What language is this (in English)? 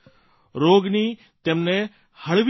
Gujarati